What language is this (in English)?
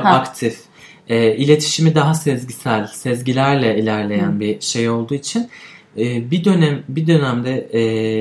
Turkish